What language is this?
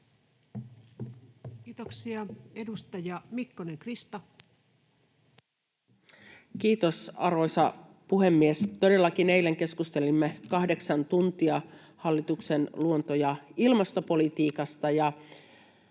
Finnish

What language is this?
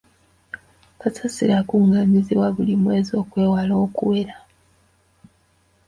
Ganda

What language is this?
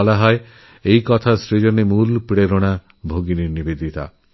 Bangla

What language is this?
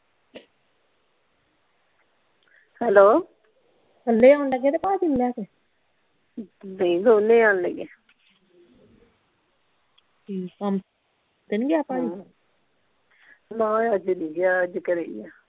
Punjabi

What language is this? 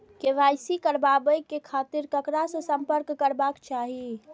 Maithili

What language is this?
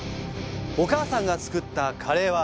Japanese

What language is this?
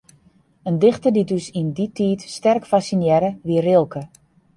Western Frisian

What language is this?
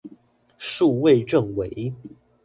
Chinese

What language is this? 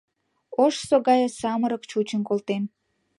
Mari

